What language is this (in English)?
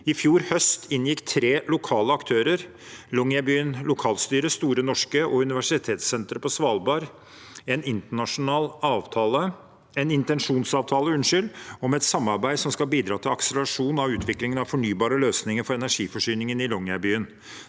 Norwegian